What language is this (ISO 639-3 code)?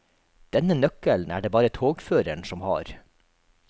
nor